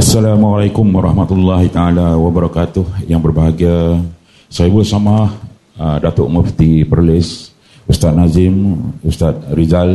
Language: Malay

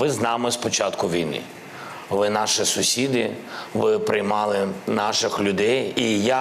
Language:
Ukrainian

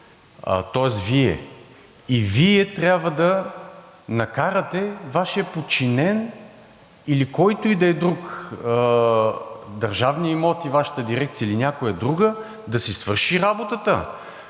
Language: Bulgarian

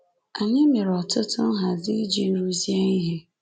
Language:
Igbo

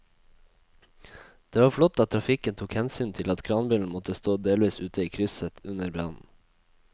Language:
Norwegian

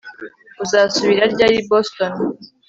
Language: Kinyarwanda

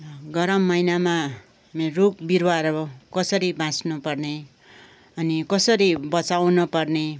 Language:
Nepali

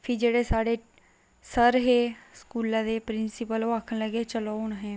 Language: Dogri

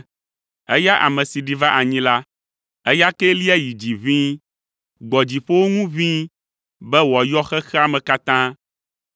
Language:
Ewe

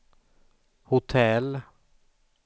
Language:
Swedish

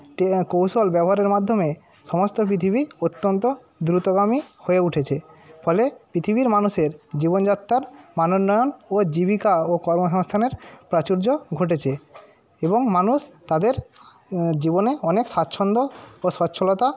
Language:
Bangla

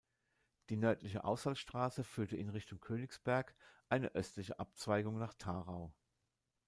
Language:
German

